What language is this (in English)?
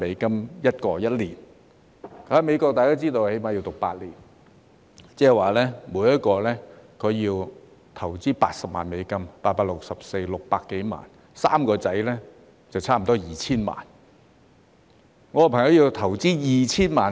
Cantonese